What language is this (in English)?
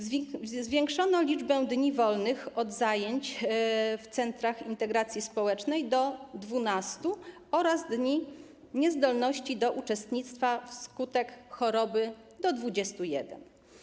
Polish